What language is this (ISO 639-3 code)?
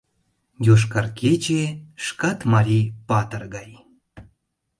chm